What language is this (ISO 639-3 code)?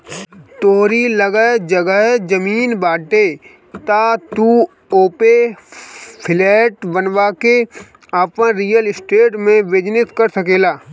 bho